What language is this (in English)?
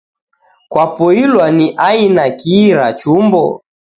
Taita